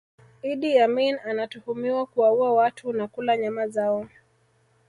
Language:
Swahili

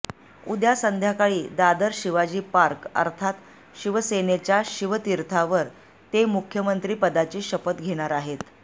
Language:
Marathi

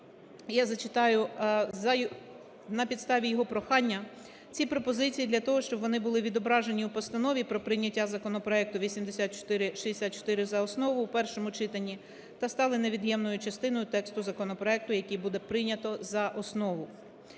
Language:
Ukrainian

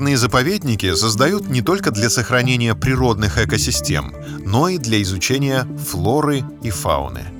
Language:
Russian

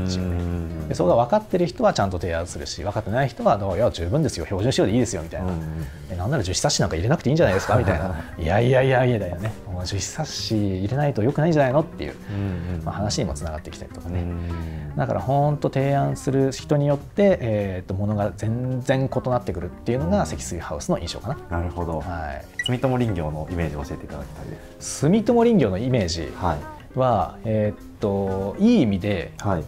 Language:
Japanese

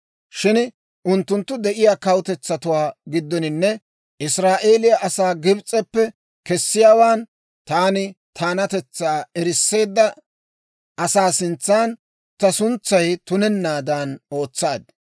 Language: Dawro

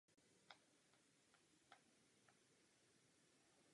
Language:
Czech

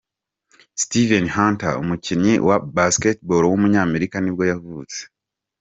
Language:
Kinyarwanda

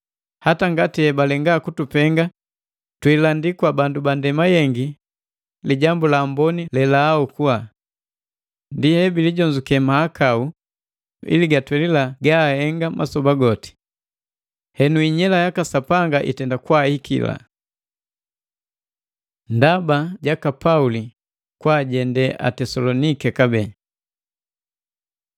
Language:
Matengo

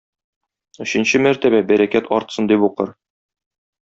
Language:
Tatar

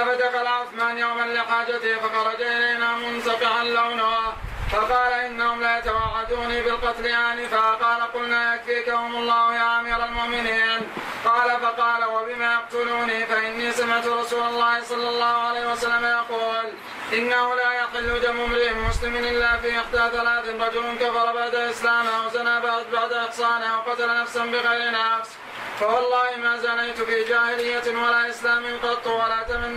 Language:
Arabic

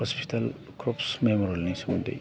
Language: Bodo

